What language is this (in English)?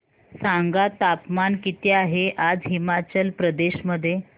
Marathi